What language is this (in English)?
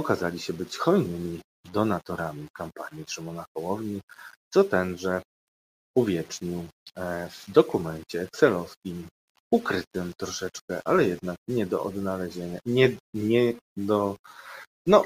Polish